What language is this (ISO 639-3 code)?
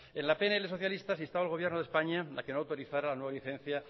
spa